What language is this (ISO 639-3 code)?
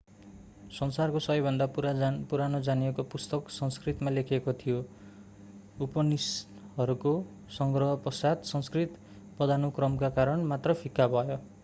nep